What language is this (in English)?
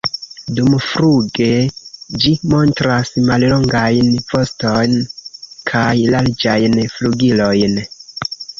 Esperanto